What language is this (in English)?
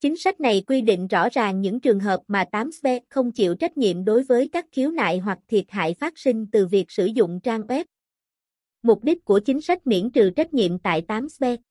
Vietnamese